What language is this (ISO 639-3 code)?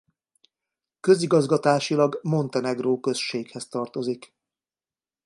hun